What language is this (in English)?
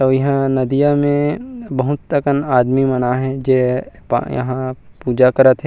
Chhattisgarhi